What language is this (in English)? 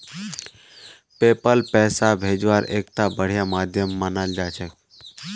Magahi